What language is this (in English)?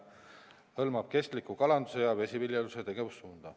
Estonian